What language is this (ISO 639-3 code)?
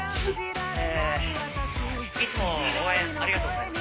jpn